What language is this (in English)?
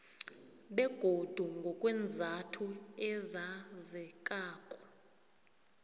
South Ndebele